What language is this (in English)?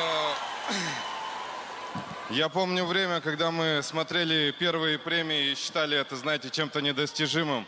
Russian